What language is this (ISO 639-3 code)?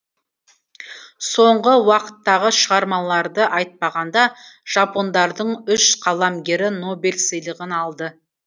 kaz